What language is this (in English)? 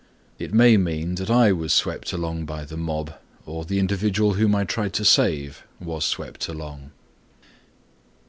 English